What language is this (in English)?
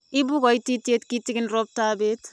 Kalenjin